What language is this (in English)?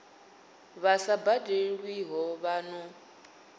Venda